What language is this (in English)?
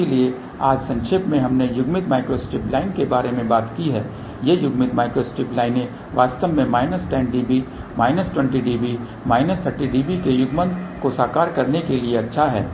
Hindi